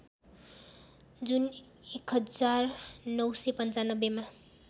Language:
Nepali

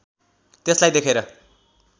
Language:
Nepali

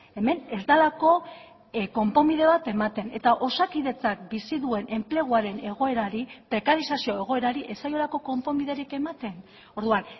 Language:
Basque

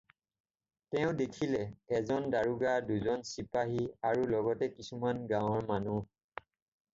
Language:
Assamese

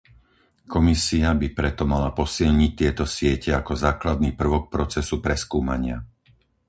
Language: Slovak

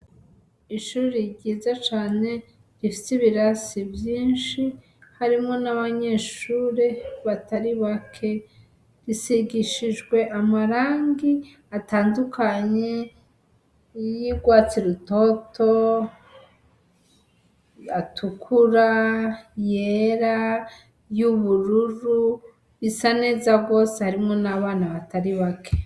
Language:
Rundi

